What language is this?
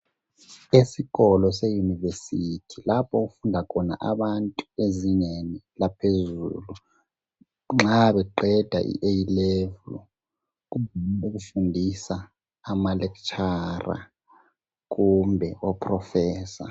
North Ndebele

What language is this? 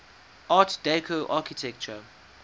English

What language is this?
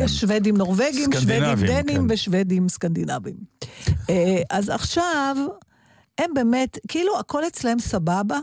Hebrew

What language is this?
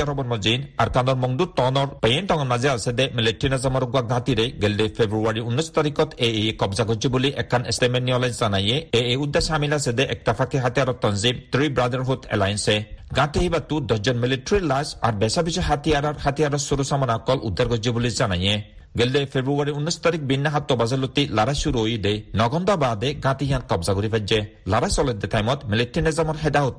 Bangla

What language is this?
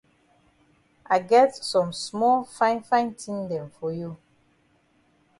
Cameroon Pidgin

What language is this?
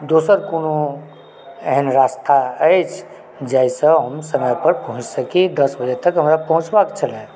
Maithili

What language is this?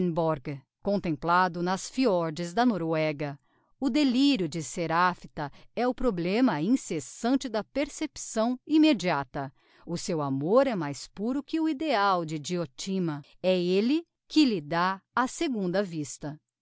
Portuguese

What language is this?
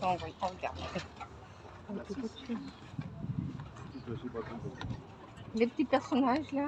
French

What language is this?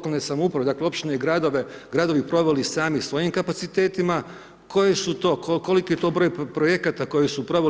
Croatian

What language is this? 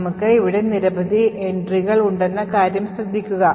Malayalam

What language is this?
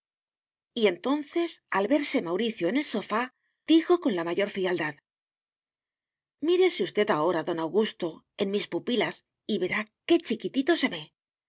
Spanish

